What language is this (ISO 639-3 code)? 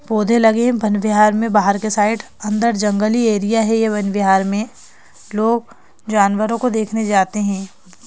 hin